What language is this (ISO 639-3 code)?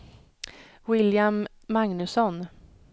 swe